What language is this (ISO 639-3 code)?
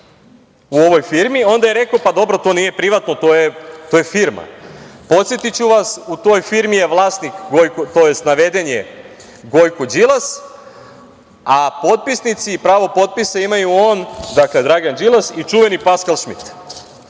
srp